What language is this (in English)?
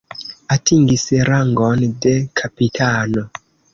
Esperanto